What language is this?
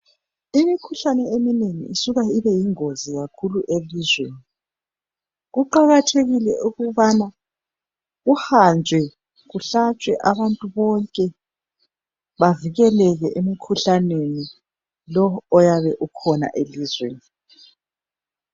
North Ndebele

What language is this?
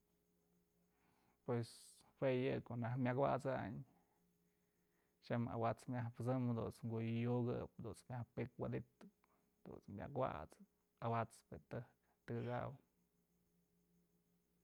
Mazatlán Mixe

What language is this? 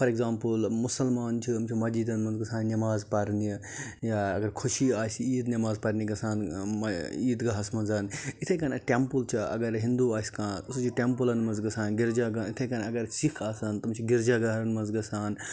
Kashmiri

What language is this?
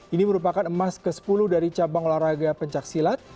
Indonesian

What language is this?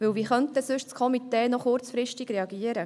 Swiss German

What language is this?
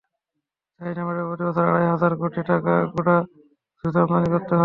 Bangla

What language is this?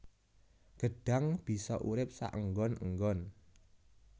Javanese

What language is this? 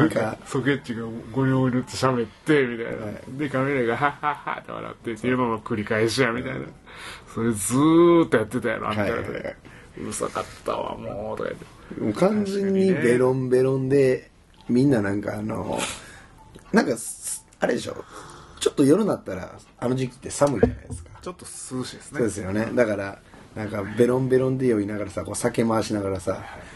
Japanese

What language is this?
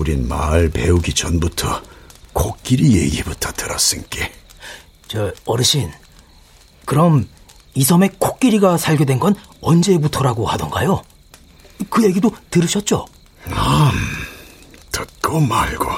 Korean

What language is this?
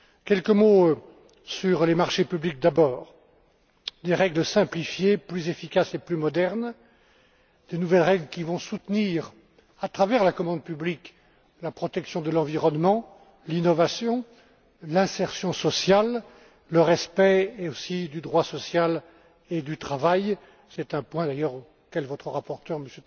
French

